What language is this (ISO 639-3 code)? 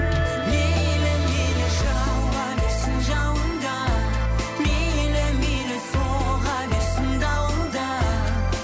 kaz